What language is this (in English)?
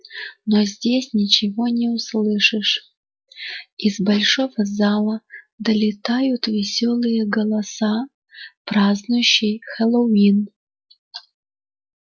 Russian